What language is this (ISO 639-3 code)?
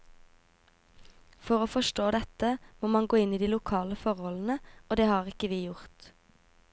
nor